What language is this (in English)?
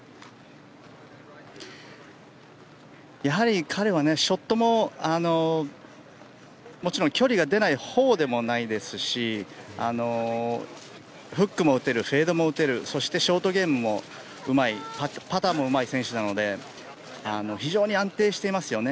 Japanese